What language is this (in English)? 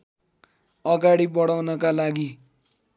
Nepali